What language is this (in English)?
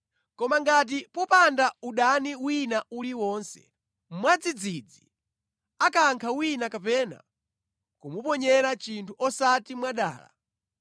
Nyanja